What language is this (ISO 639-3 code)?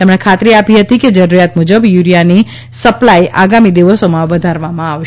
guj